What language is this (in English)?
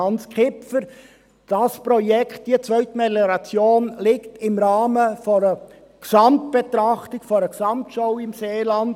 Swiss German